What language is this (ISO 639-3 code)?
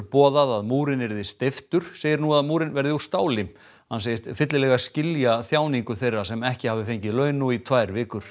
isl